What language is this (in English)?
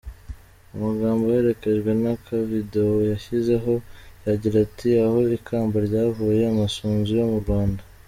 Kinyarwanda